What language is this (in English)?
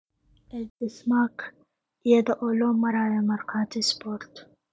Somali